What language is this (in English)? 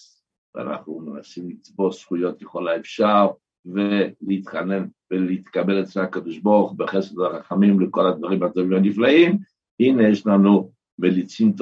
Hebrew